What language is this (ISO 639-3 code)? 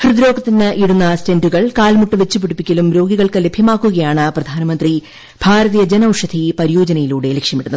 mal